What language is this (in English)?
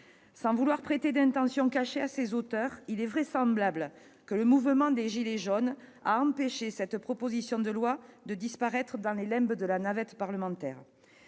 French